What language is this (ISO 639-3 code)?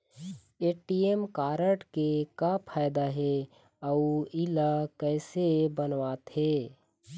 hne